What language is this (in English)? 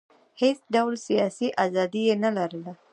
Pashto